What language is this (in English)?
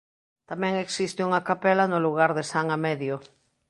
Galician